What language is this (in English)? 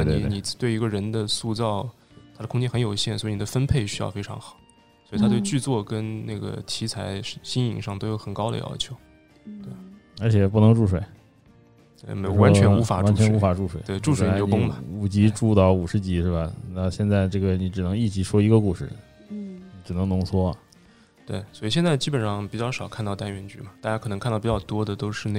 Chinese